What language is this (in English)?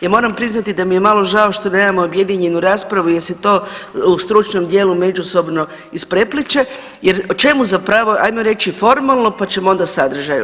Croatian